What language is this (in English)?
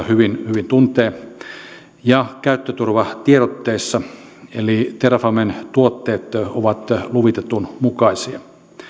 Finnish